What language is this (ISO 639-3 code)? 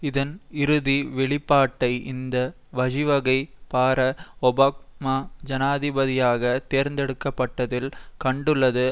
tam